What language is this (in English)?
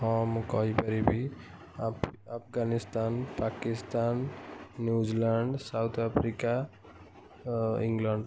Odia